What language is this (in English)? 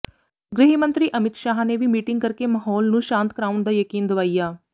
Punjabi